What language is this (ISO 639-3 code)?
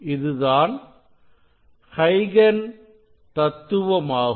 tam